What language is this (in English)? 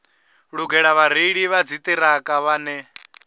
Venda